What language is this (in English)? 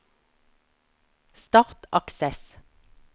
Norwegian